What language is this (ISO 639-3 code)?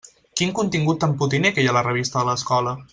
cat